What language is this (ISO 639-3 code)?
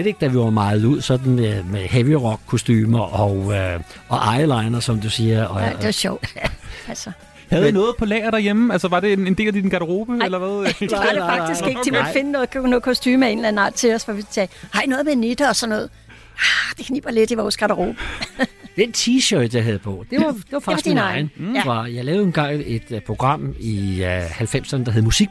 dan